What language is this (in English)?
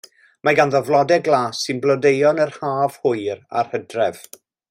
Welsh